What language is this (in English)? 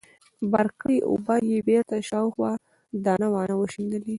Pashto